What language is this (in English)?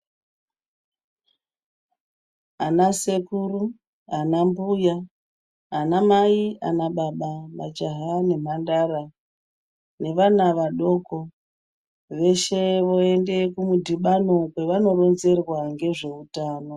Ndau